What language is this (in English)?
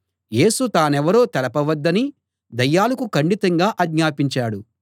Telugu